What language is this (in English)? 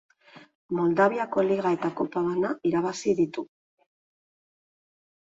Basque